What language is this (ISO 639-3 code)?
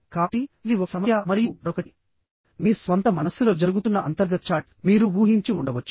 tel